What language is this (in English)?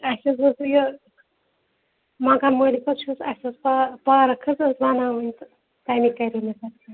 Kashmiri